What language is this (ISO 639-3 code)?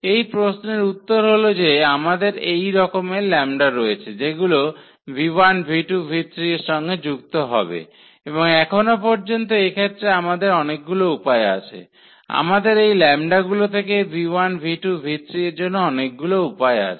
ben